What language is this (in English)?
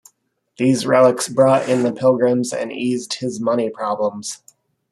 English